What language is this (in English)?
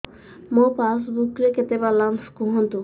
Odia